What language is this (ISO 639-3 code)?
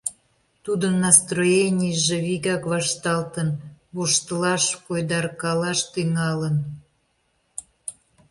chm